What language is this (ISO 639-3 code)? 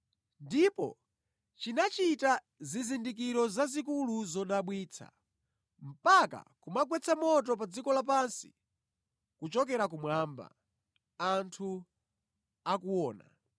nya